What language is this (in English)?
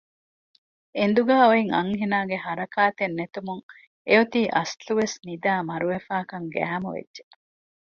Divehi